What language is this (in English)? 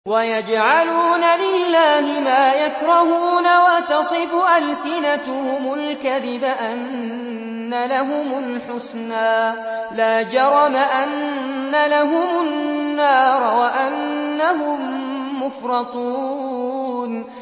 Arabic